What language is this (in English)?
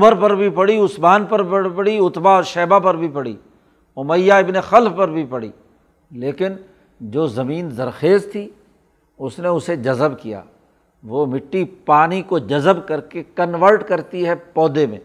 Urdu